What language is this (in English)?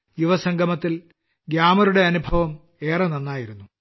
Malayalam